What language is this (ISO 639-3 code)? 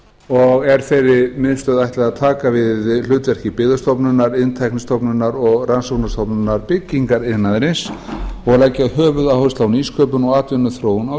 isl